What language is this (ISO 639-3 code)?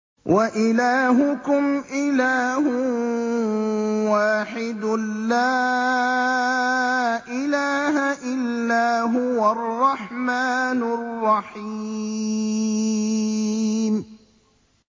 ara